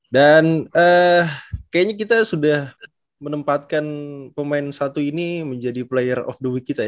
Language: Indonesian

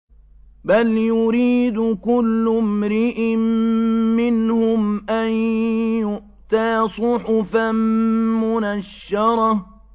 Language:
Arabic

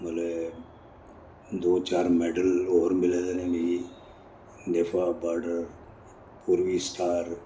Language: Dogri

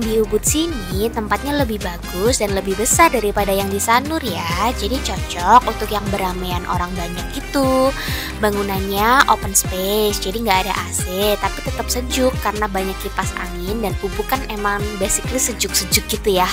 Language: Indonesian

